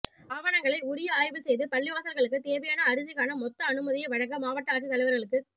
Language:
Tamil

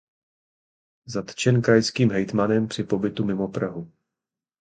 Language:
Czech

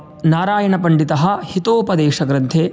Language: Sanskrit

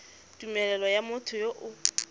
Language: Tswana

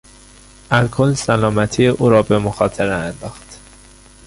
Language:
Persian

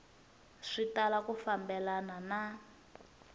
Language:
Tsonga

